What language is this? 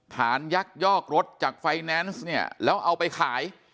Thai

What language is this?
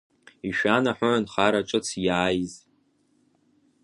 Abkhazian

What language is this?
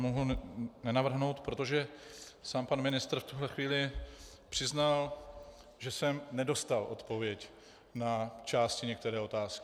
Czech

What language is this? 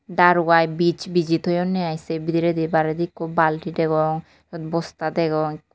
Chakma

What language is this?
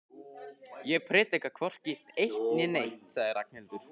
Icelandic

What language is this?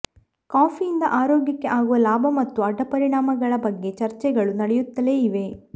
Kannada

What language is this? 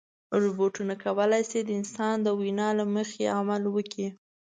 Pashto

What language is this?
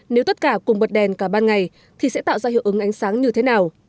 Vietnamese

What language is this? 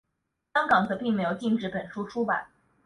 Chinese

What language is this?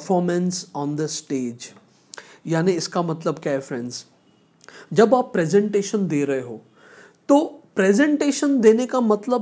Hindi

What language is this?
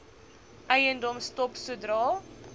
Afrikaans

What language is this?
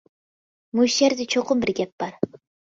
Uyghur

